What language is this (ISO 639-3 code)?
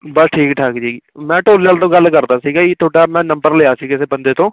pan